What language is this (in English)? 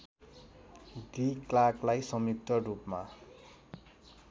Nepali